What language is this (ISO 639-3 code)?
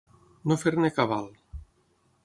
cat